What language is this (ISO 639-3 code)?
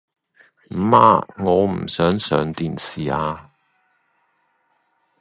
yue